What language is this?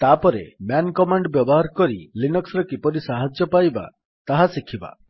Odia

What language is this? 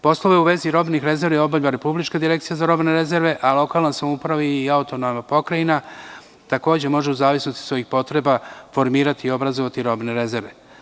Serbian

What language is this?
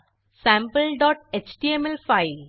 Marathi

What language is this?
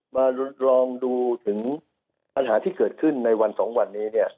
Thai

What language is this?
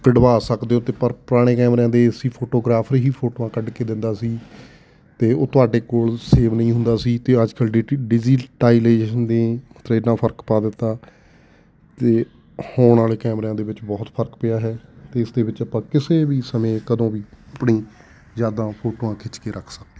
Punjabi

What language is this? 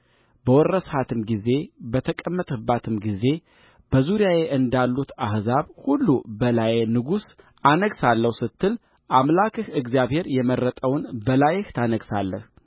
Amharic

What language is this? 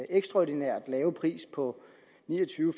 Danish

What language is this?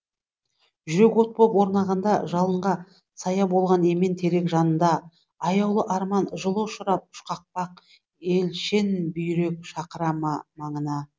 Kazakh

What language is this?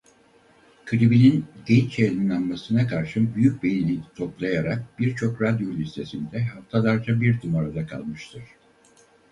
Turkish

